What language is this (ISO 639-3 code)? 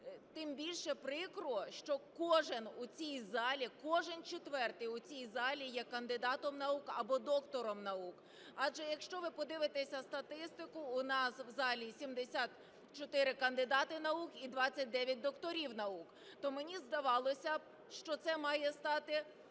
ukr